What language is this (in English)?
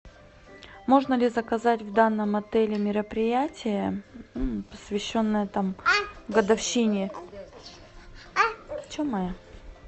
Russian